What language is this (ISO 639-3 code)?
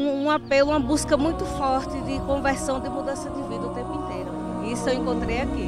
por